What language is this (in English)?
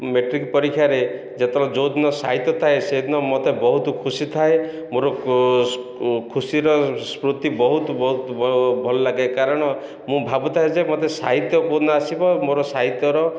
Odia